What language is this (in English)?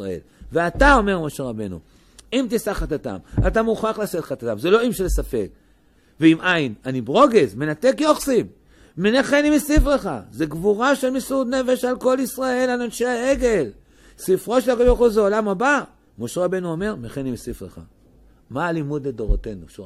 Hebrew